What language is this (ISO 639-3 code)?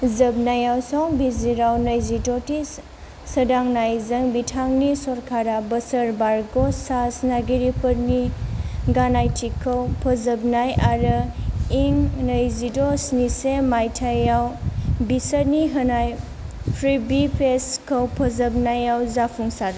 brx